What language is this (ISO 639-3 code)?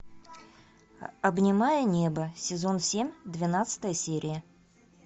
rus